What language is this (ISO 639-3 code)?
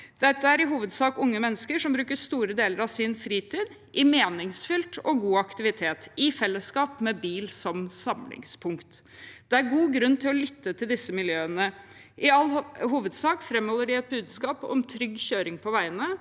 nor